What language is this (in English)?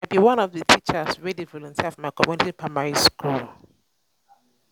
Nigerian Pidgin